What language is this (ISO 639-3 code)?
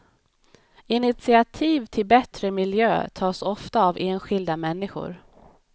swe